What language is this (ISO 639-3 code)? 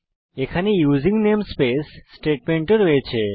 ben